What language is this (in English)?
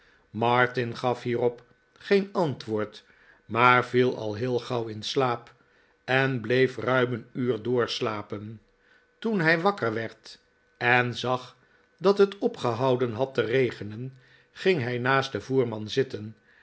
Dutch